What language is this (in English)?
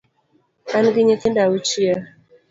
Luo (Kenya and Tanzania)